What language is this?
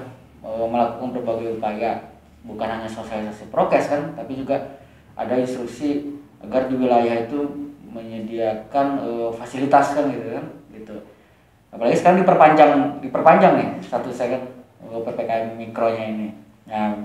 Indonesian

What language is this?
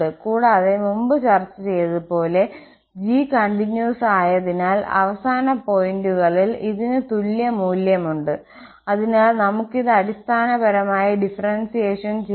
Malayalam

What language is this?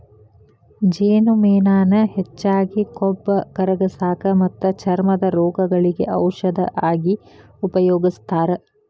Kannada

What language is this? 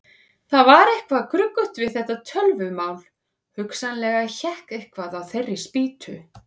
Icelandic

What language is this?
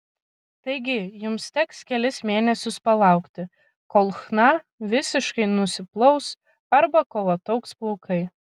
Lithuanian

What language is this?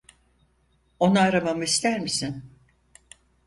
Turkish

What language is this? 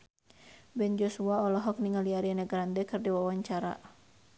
Sundanese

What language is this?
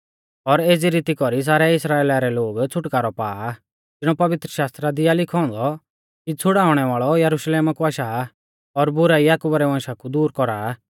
Mahasu Pahari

